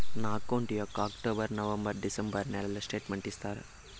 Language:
Telugu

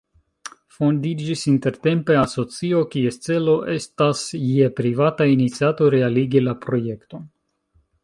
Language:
Esperanto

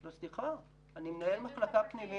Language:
Hebrew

